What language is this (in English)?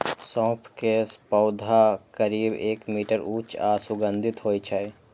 Maithili